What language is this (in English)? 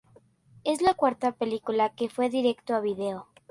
Spanish